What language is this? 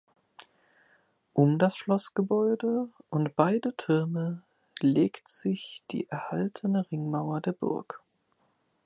German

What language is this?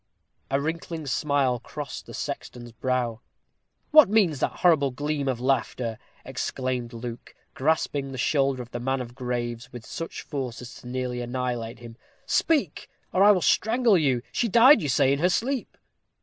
English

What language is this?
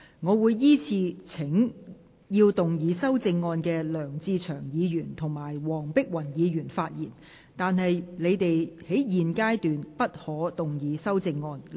Cantonese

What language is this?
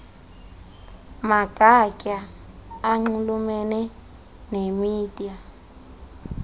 Xhosa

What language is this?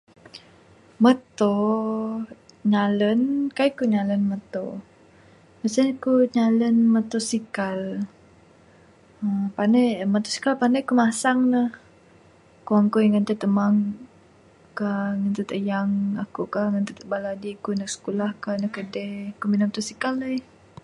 Bukar-Sadung Bidayuh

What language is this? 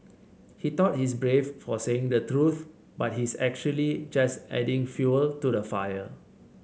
English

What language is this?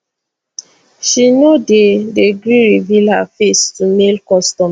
Nigerian Pidgin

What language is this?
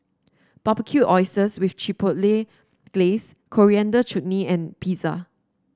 English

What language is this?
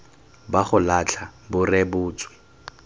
Tswana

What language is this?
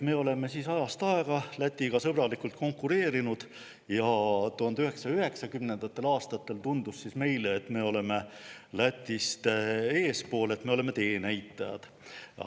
Estonian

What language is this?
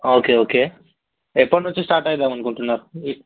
Telugu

